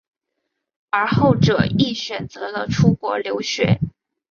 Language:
Chinese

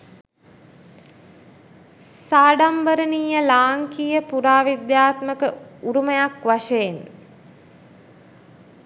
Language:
Sinhala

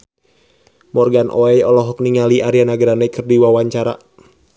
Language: Sundanese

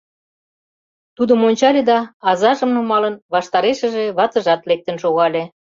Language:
Mari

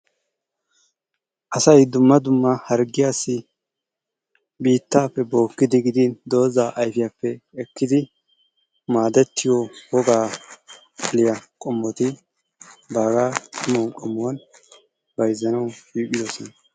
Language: Wolaytta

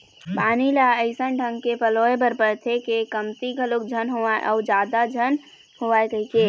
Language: Chhattisgarhi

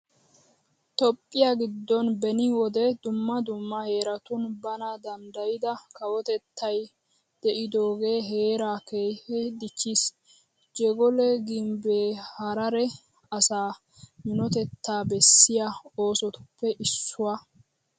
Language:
Wolaytta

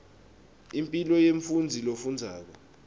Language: Swati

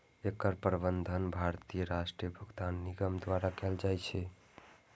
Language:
Maithili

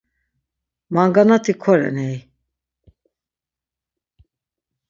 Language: Laz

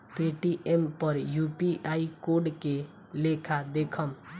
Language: Bhojpuri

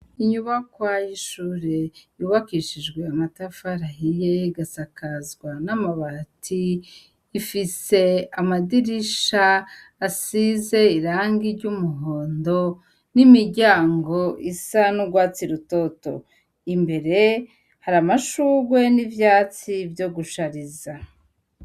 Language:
Rundi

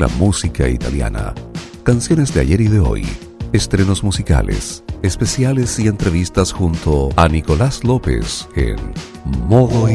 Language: Spanish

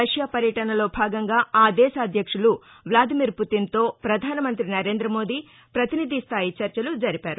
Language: Telugu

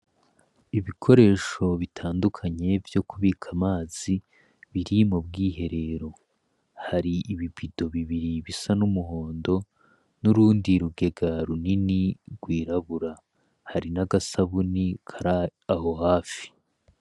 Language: Rundi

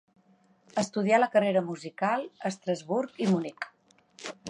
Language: Catalan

